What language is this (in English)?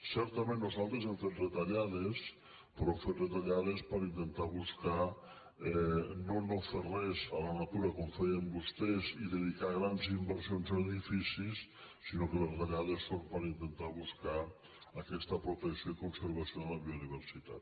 Catalan